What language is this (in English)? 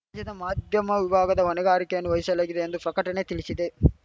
Kannada